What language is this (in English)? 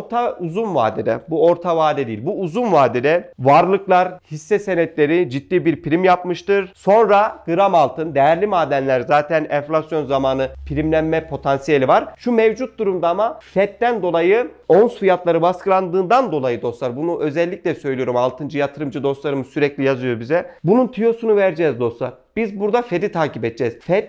Turkish